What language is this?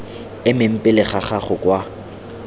Tswana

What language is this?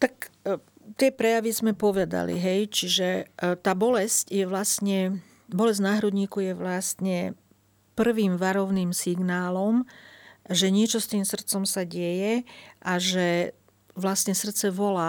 Slovak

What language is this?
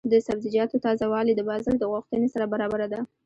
Pashto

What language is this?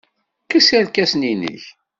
Kabyle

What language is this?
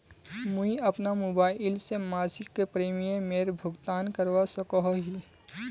Magahi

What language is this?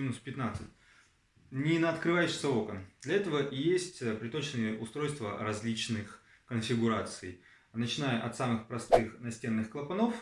Russian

